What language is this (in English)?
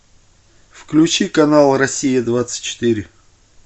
Russian